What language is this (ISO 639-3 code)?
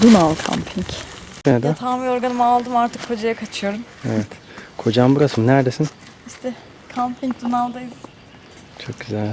tur